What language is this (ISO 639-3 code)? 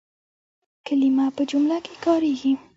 pus